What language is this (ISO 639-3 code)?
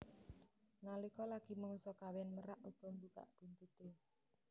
jav